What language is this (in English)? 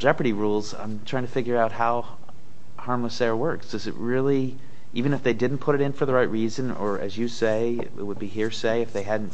English